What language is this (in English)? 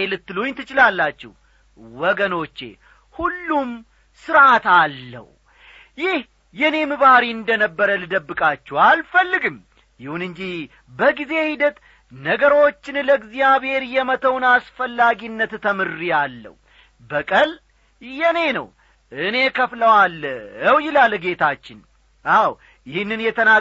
Amharic